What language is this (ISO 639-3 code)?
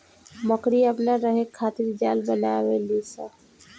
bho